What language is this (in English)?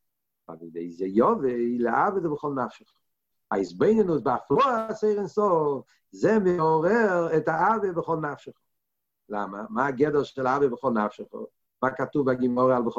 Hebrew